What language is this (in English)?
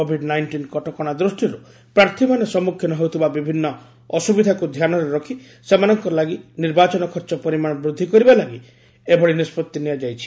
Odia